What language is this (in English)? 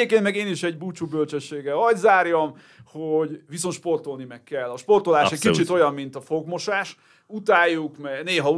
Hungarian